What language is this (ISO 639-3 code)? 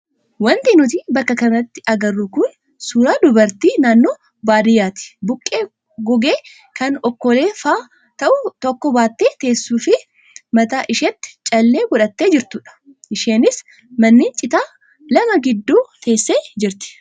orm